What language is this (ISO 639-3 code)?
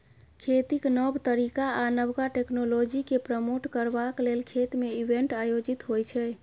mai